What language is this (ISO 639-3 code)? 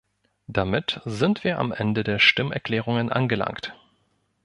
deu